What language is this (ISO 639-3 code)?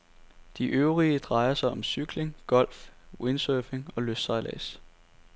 dan